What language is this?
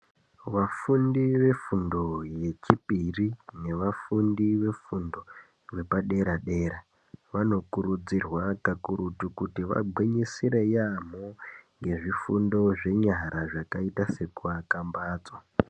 Ndau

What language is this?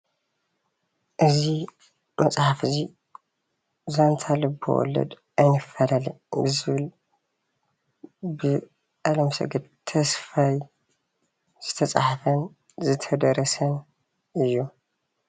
Tigrinya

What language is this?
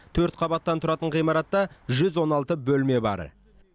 Kazakh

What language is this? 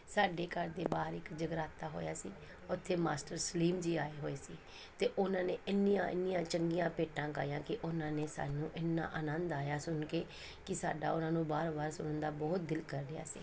Punjabi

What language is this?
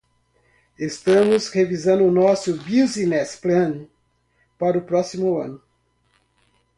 Portuguese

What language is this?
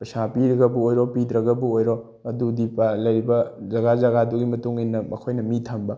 Manipuri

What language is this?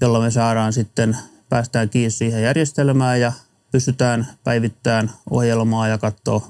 Finnish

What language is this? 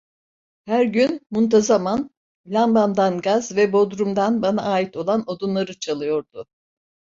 Turkish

